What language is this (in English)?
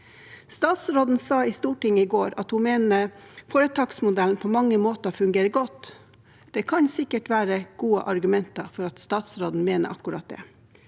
Norwegian